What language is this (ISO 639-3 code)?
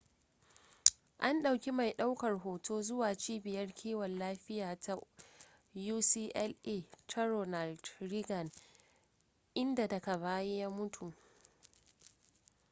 hau